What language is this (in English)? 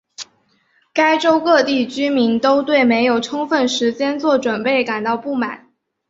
Chinese